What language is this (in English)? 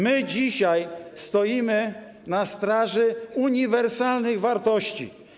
Polish